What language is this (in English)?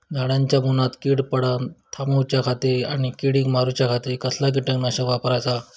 Marathi